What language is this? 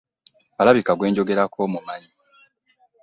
Ganda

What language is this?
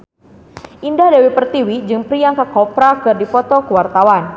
Sundanese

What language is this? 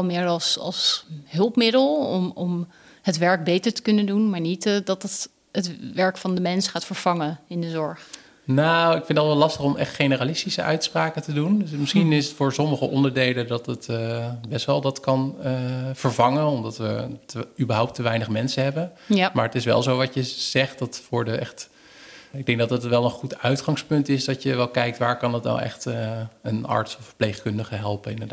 Dutch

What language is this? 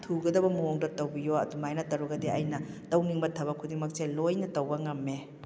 Manipuri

